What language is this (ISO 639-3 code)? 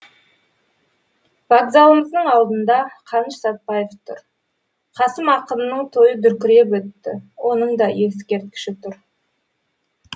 kaz